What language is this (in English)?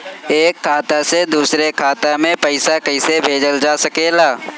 Bhojpuri